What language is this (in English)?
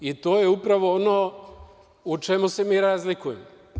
Serbian